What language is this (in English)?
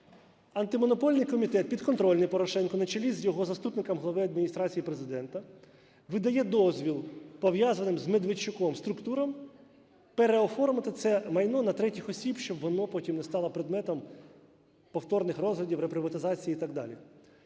Ukrainian